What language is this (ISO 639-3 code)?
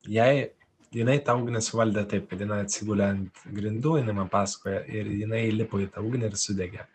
lit